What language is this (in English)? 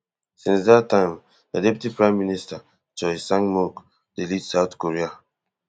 Nigerian Pidgin